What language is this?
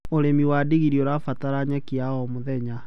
Kikuyu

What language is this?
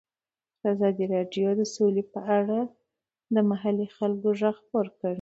Pashto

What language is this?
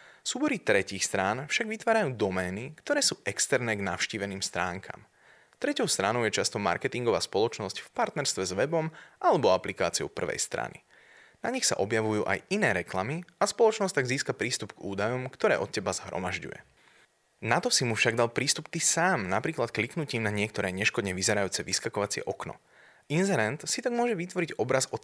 Slovak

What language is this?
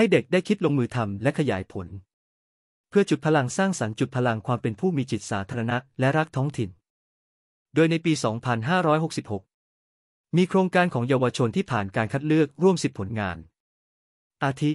Thai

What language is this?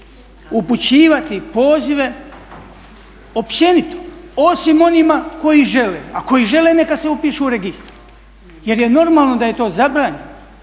Croatian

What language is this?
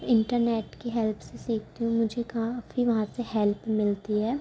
Urdu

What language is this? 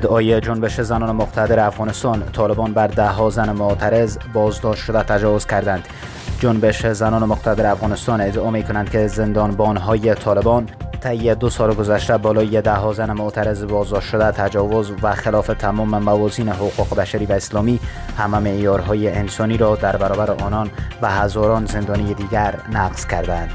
Persian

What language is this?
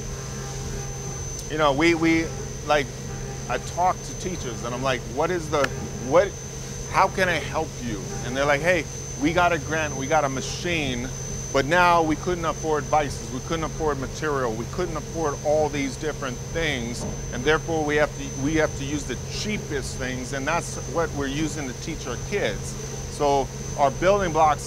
English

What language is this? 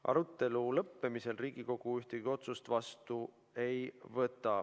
Estonian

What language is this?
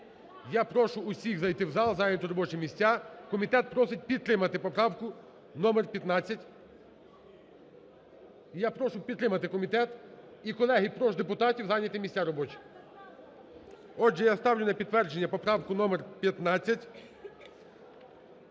Ukrainian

